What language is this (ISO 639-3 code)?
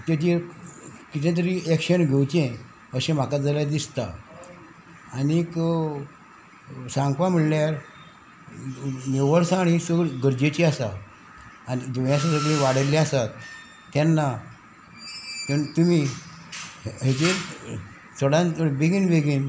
kok